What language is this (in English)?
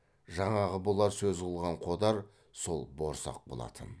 Kazakh